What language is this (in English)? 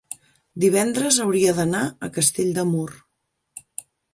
Catalan